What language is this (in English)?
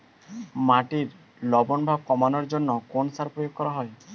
Bangla